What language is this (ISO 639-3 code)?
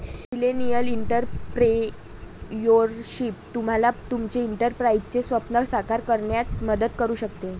mar